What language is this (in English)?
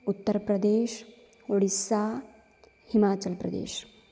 Sanskrit